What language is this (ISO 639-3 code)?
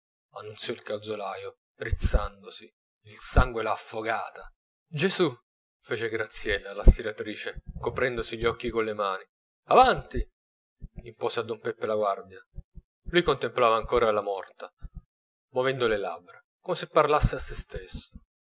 ita